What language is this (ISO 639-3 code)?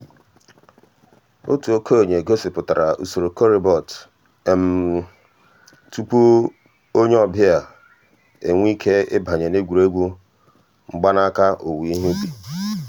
ibo